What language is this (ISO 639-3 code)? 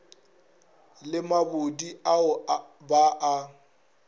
nso